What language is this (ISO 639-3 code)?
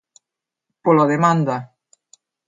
glg